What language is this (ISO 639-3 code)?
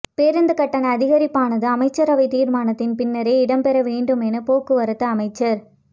tam